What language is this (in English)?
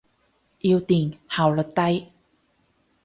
Cantonese